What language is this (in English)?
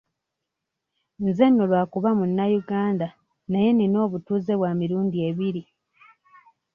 Ganda